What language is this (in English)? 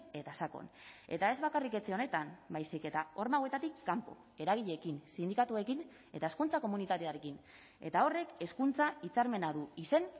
Basque